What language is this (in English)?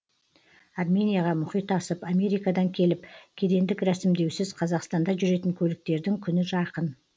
Kazakh